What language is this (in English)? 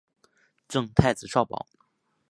Chinese